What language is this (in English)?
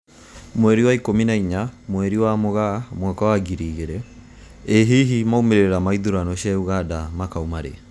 Kikuyu